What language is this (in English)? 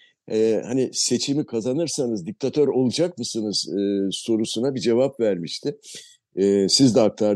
Turkish